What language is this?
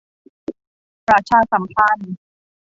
Thai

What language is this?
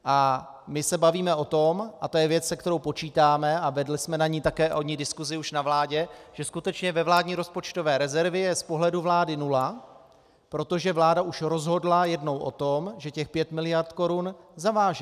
Czech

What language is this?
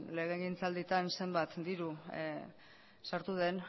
Basque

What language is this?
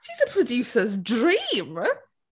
English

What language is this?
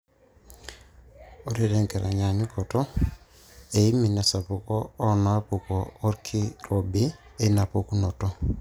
Masai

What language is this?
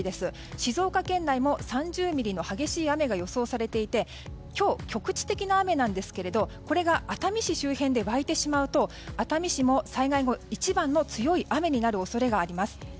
Japanese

